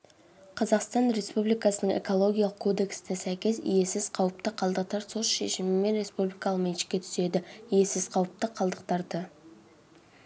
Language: Kazakh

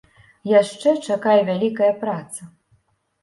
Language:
Belarusian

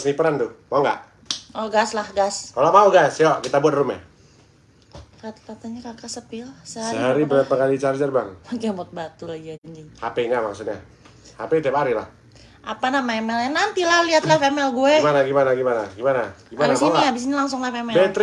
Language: Indonesian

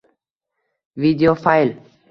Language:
Uzbek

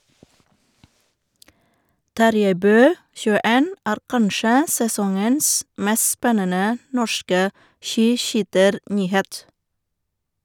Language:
Norwegian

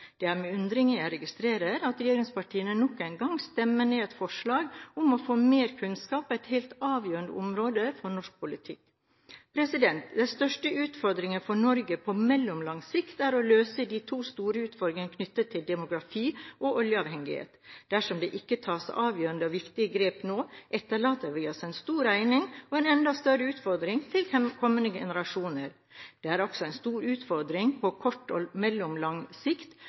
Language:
Norwegian Bokmål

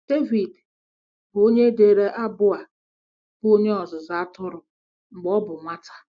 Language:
Igbo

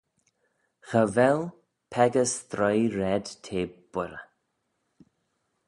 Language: Manx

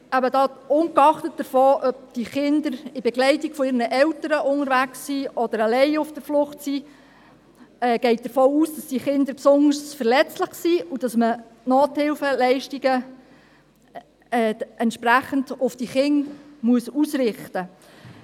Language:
Swiss German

